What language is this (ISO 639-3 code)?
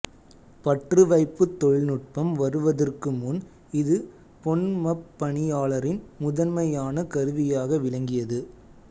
tam